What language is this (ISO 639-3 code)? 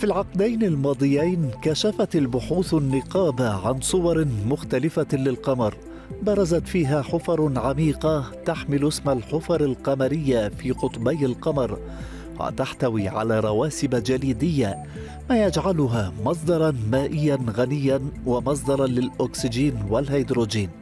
ara